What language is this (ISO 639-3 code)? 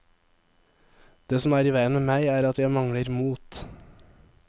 nor